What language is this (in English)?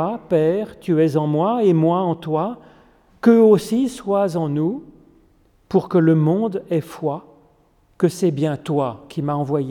French